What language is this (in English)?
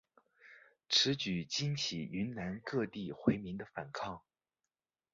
Chinese